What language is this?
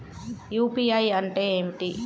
Telugu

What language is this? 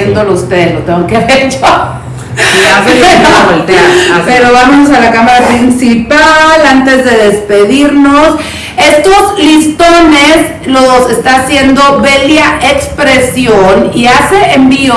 Spanish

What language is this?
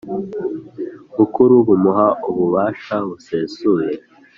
Kinyarwanda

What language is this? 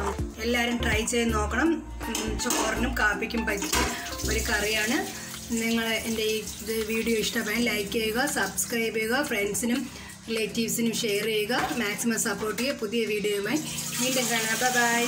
Hindi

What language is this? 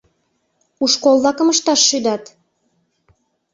Mari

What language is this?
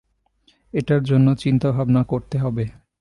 Bangla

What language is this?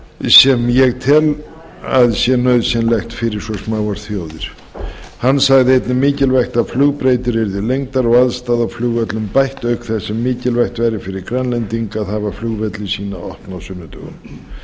Icelandic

